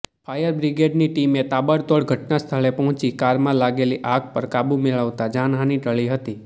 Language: Gujarati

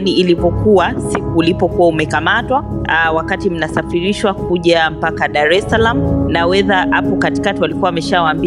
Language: Swahili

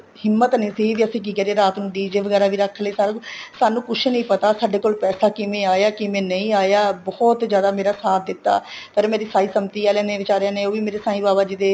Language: Punjabi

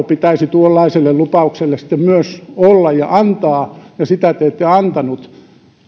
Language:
Finnish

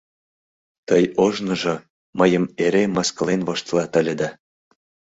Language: Mari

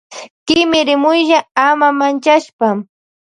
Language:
Loja Highland Quichua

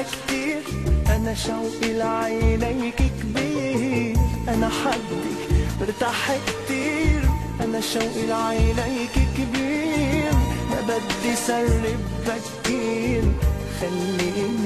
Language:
Arabic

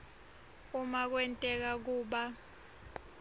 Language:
Swati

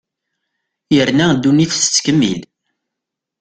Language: Kabyle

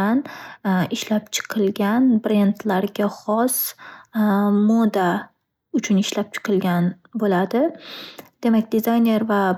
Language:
Uzbek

